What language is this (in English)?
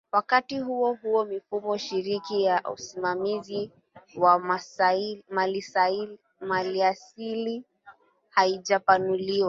Swahili